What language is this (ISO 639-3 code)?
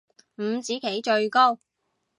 yue